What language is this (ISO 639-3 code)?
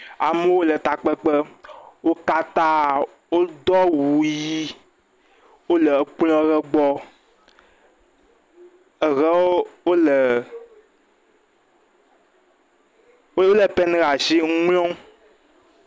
ewe